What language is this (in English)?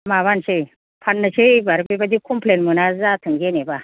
Bodo